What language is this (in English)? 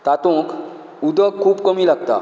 Konkani